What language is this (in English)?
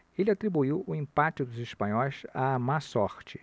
Portuguese